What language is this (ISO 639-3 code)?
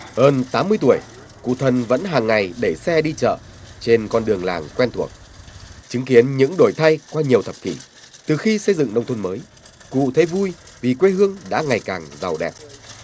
vie